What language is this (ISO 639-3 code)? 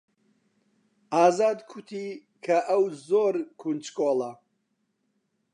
ckb